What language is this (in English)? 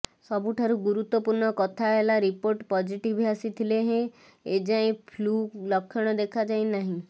Odia